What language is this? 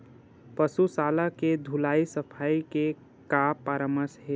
Chhattisgarhi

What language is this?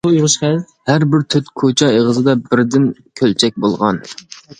Uyghur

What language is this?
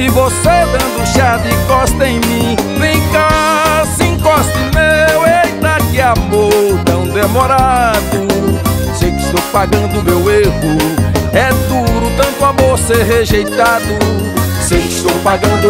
Portuguese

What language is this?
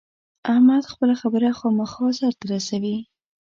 Pashto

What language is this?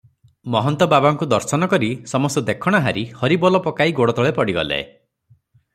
Odia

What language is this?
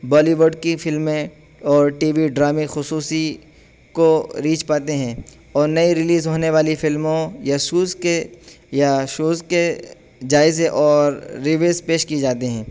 Urdu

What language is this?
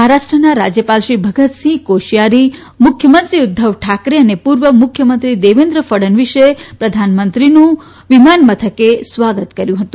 Gujarati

